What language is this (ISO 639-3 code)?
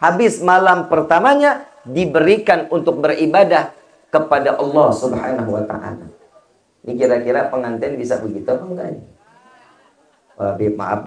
ind